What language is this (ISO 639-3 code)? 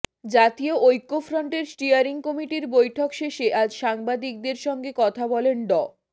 ben